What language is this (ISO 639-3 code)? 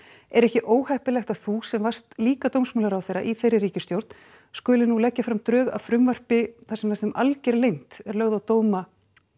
isl